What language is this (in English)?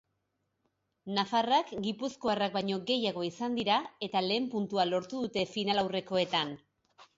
Basque